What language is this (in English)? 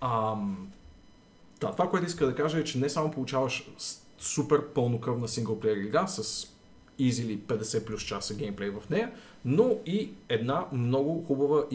Bulgarian